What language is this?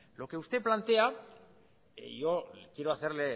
Spanish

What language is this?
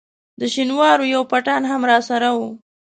Pashto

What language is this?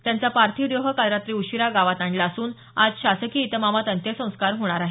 Marathi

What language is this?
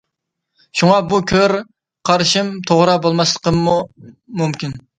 Uyghur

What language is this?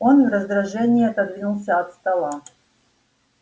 Russian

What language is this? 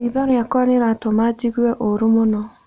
Kikuyu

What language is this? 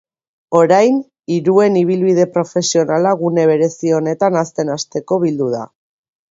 Basque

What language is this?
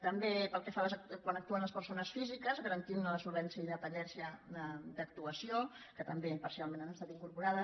Catalan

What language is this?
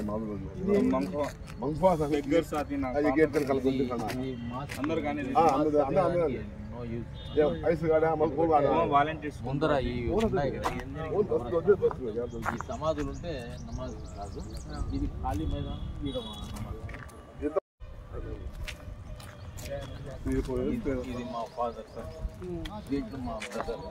Telugu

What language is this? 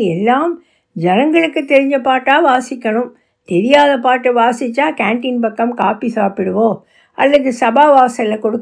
Tamil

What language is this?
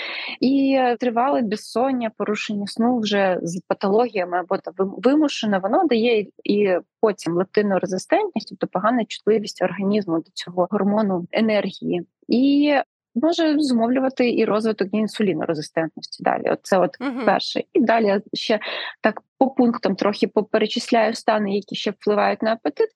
Ukrainian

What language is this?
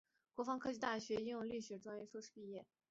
Chinese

